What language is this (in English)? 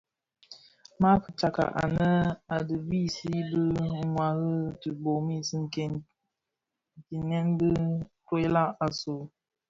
Bafia